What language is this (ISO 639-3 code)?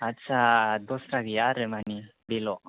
brx